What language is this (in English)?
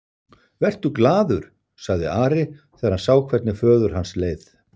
Icelandic